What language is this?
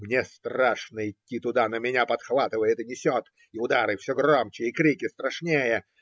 Russian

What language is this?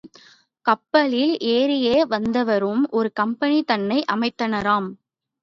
Tamil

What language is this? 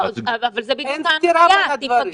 Hebrew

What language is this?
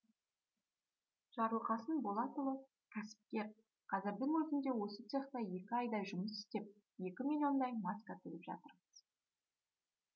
Kazakh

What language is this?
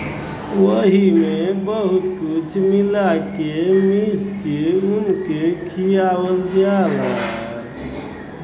Bhojpuri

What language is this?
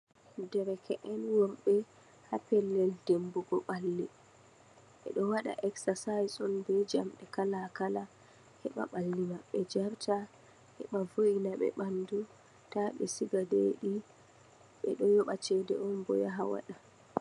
Fula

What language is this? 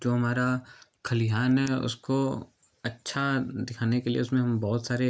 Hindi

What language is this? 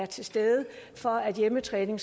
Danish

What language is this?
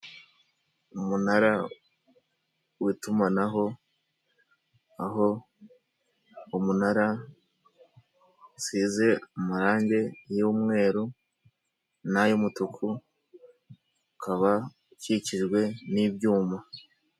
Kinyarwanda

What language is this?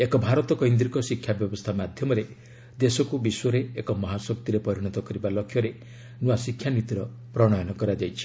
Odia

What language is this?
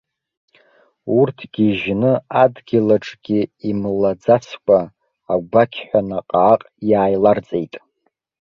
Abkhazian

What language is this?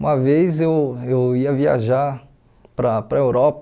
Portuguese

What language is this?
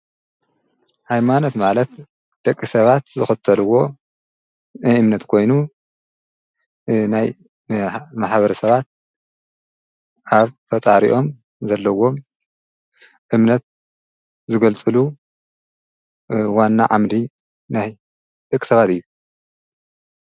Tigrinya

